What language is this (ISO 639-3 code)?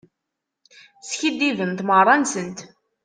kab